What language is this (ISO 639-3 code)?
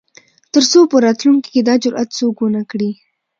pus